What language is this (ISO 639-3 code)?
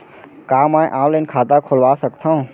hne